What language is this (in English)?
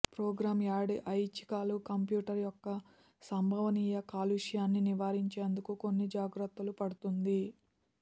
Telugu